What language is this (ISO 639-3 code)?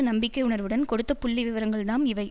tam